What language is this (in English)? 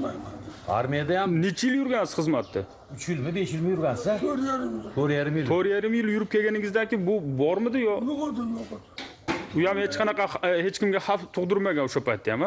Turkish